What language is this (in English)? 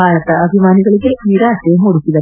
Kannada